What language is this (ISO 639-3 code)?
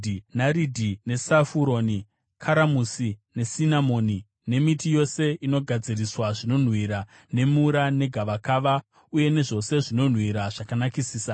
sna